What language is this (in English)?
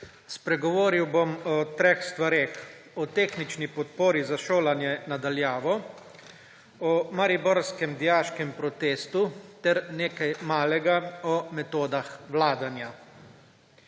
Slovenian